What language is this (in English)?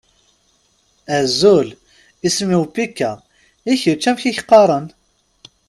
Kabyle